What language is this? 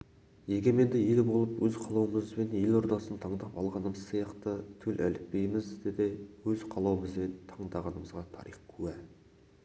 Kazakh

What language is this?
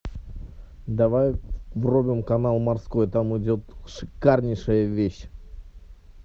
Russian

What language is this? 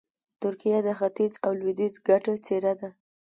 Pashto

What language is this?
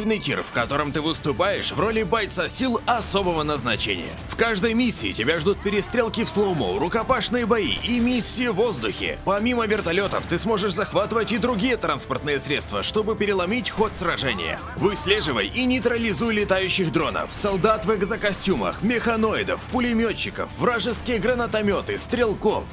Russian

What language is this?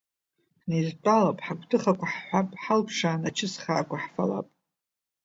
Abkhazian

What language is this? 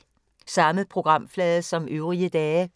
Danish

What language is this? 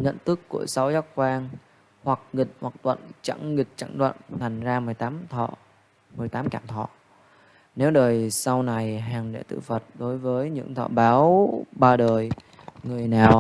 Vietnamese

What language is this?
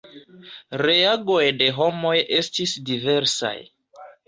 Esperanto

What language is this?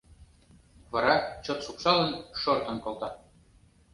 Mari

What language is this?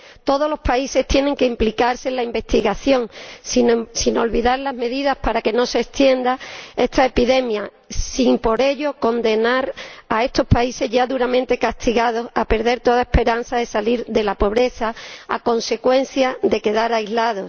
Spanish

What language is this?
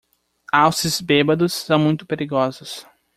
Portuguese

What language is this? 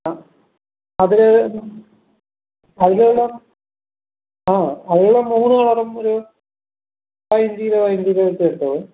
Malayalam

